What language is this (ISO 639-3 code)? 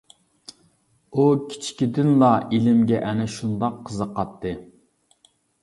uig